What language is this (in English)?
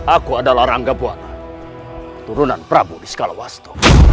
Indonesian